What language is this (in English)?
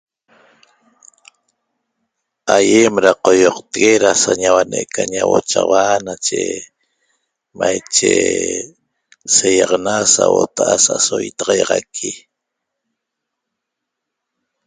Toba